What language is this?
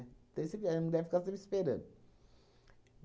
Portuguese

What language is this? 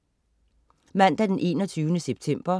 Danish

